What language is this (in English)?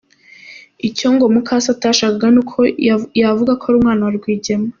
Kinyarwanda